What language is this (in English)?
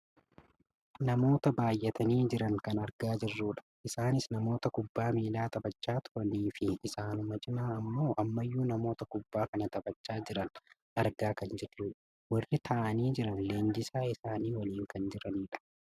Oromo